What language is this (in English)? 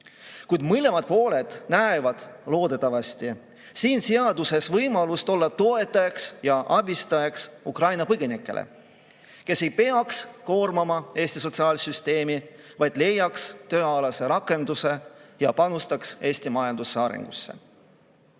Estonian